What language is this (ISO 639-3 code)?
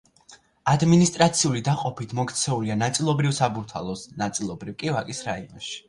kat